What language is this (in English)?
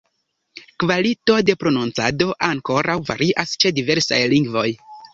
Esperanto